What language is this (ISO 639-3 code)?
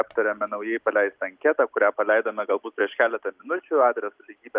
lit